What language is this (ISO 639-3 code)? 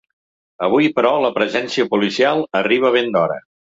cat